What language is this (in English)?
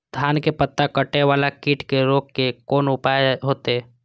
Maithili